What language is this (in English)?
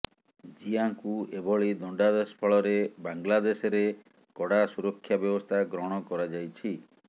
Odia